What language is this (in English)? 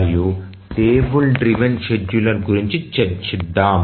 Telugu